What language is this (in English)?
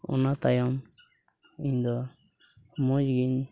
Santali